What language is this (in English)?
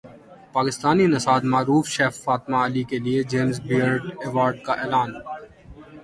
Urdu